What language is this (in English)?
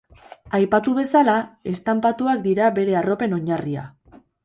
Basque